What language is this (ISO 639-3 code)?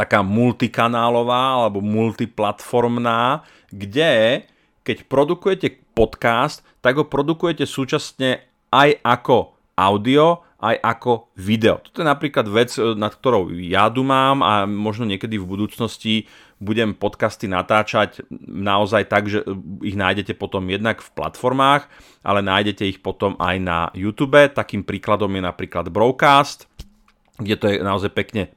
slk